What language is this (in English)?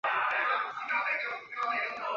Chinese